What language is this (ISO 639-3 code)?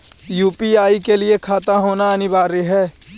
mag